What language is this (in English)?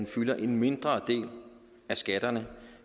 Danish